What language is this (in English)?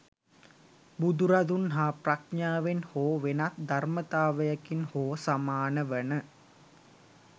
Sinhala